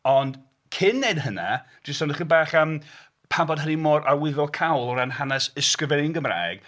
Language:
Welsh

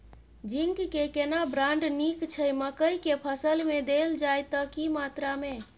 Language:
Maithili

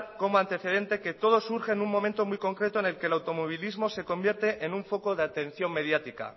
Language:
Spanish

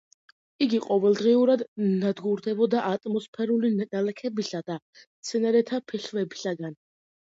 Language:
Georgian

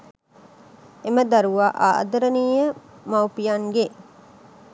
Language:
Sinhala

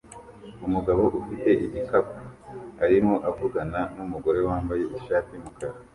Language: Kinyarwanda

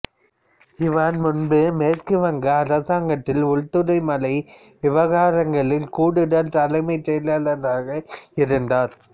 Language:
Tamil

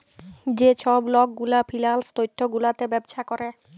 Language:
Bangla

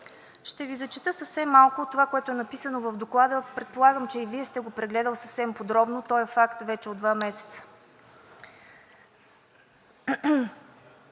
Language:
Bulgarian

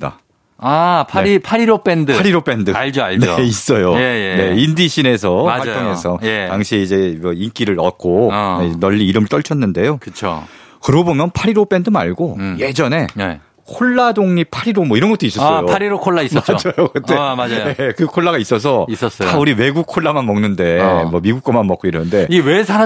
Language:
Korean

